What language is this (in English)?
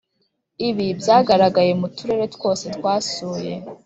Kinyarwanda